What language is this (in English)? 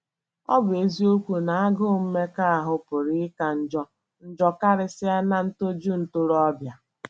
Igbo